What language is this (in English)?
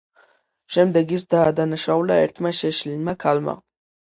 Georgian